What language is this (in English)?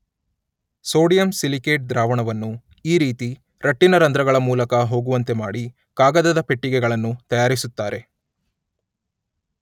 Kannada